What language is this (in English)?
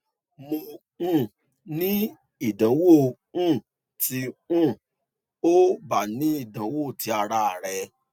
Yoruba